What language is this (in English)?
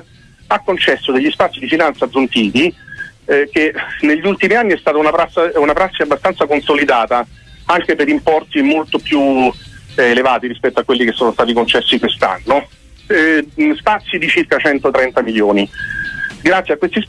Italian